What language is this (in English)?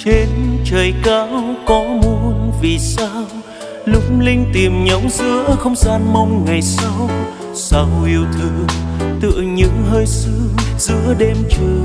Vietnamese